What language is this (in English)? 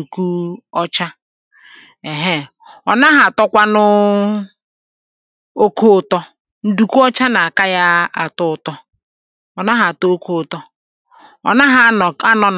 Igbo